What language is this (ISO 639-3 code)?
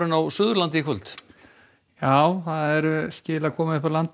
isl